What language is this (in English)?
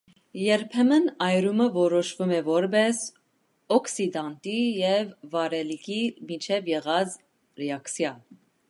Armenian